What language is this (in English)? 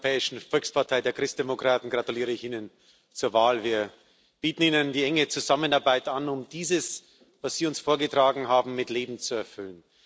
German